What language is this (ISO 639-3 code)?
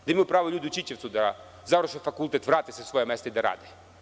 srp